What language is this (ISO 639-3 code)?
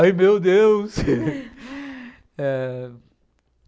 por